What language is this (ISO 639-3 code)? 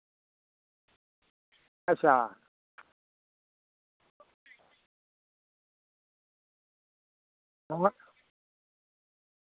doi